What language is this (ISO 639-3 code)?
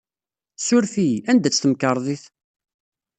kab